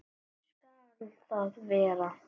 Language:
Icelandic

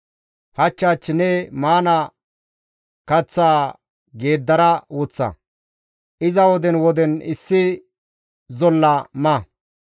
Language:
Gamo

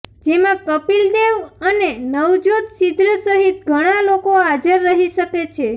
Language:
Gujarati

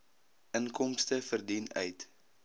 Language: Afrikaans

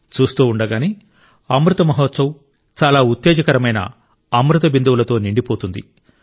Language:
Telugu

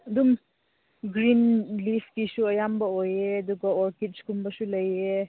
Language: Manipuri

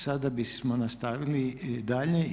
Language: Croatian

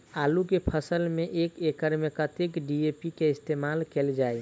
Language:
Maithili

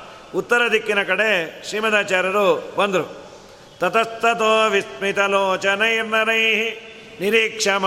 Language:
Kannada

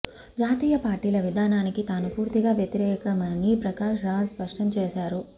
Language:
Telugu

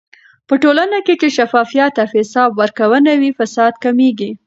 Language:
Pashto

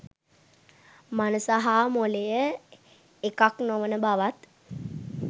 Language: Sinhala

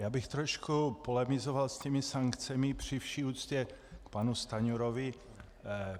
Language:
Czech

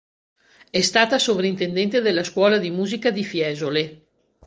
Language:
Italian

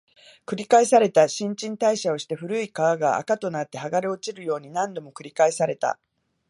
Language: Japanese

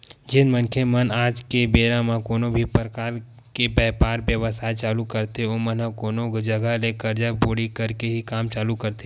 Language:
Chhattisgarhi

